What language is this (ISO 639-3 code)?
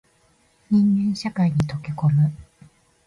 jpn